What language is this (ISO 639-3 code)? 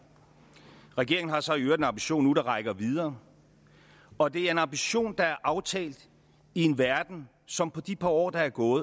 dan